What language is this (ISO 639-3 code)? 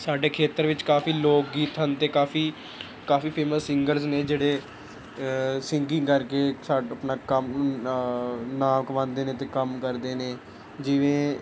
pan